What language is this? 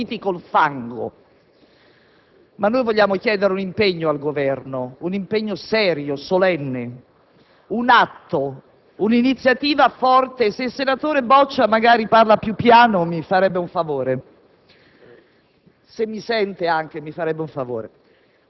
Italian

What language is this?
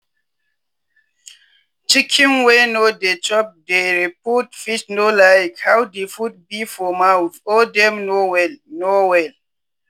Nigerian Pidgin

